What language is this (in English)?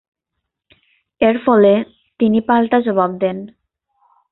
Bangla